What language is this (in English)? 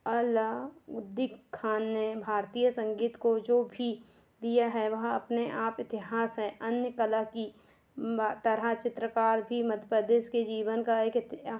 Hindi